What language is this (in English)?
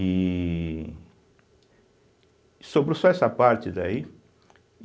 Portuguese